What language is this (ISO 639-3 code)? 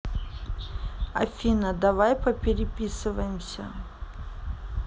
rus